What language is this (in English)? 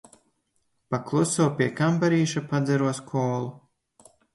Latvian